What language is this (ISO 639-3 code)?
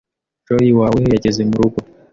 kin